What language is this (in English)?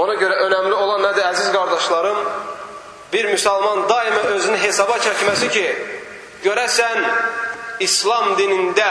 Turkish